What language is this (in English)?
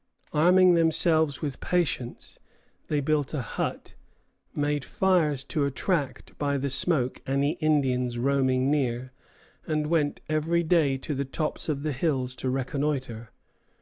English